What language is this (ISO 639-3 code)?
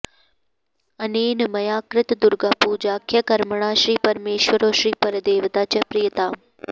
san